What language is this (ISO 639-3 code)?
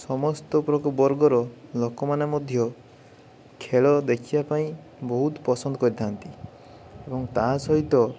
ori